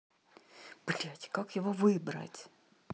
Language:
Russian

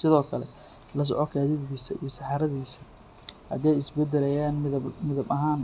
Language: Somali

